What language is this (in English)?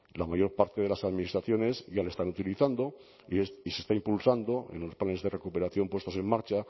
Spanish